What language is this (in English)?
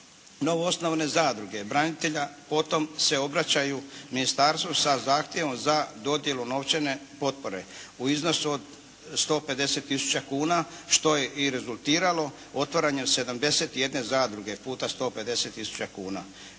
Croatian